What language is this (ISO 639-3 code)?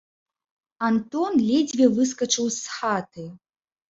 bel